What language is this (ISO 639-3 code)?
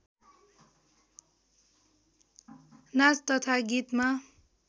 nep